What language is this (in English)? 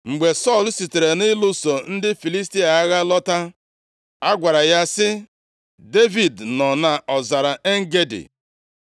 Igbo